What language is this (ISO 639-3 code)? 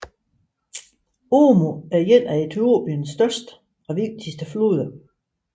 dan